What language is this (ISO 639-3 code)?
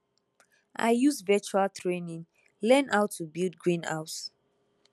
pcm